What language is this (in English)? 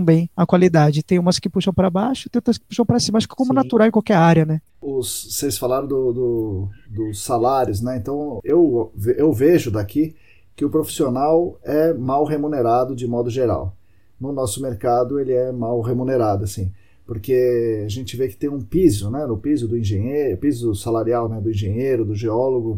Portuguese